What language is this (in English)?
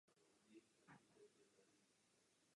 Czech